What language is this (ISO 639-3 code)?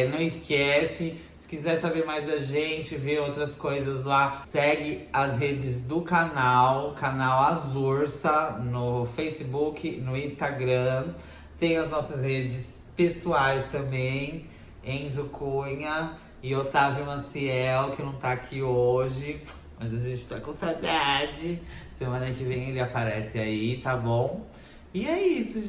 por